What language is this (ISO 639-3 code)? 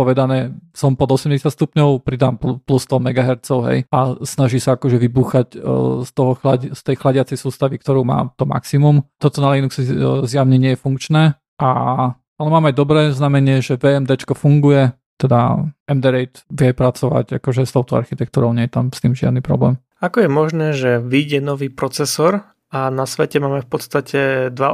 slk